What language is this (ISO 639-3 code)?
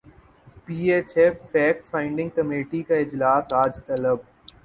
urd